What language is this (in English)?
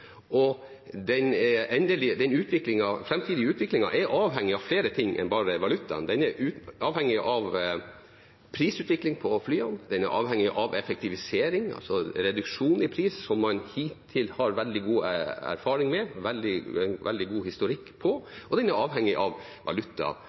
Norwegian Bokmål